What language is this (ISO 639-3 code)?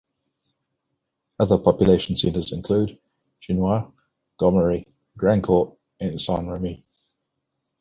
eng